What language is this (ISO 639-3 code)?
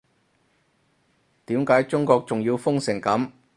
yue